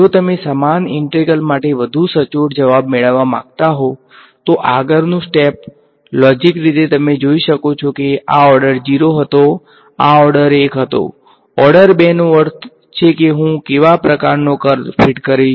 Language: Gujarati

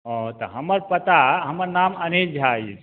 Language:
Maithili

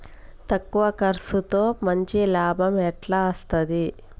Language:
Telugu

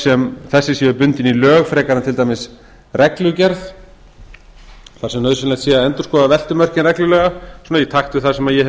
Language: Icelandic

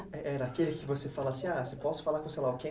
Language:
Portuguese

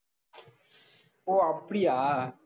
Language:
Tamil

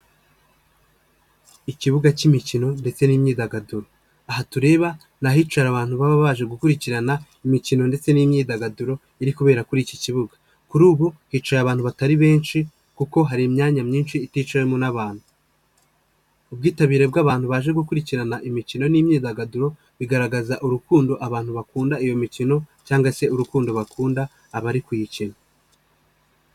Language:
Kinyarwanda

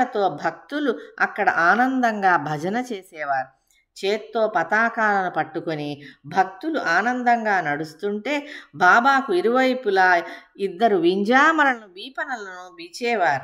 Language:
Telugu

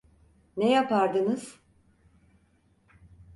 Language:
Turkish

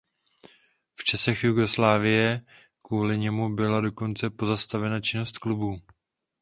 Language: Czech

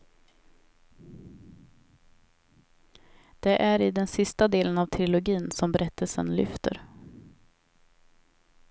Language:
Swedish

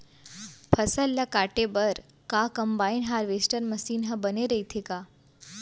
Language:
Chhattisgarhi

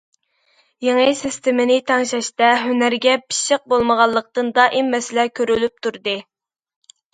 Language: Uyghur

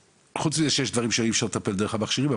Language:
Hebrew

